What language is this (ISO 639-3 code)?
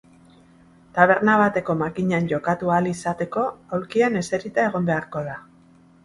eus